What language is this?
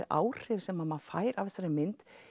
Icelandic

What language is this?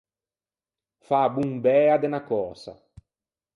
Ligurian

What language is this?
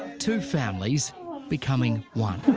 English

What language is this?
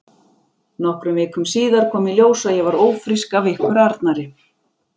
Icelandic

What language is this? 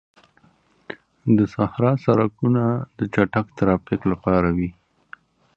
Pashto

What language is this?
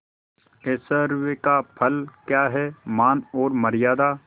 Hindi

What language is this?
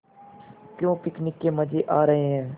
Hindi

